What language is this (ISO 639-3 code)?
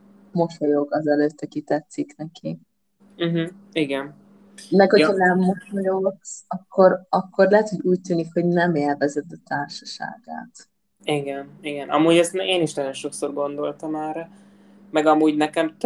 hun